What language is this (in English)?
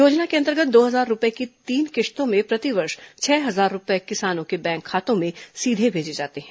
Hindi